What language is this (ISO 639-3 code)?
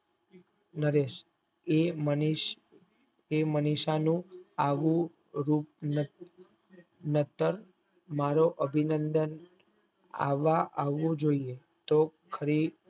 guj